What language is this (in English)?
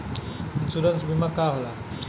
Bhojpuri